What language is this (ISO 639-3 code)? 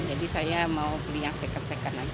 ind